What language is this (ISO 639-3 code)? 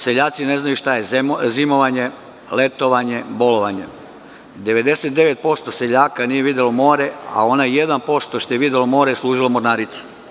srp